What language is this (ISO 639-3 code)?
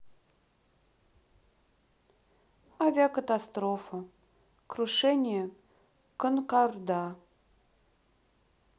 rus